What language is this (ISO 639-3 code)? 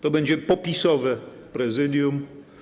pol